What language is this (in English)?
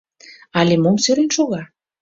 Mari